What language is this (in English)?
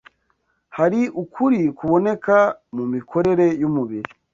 Kinyarwanda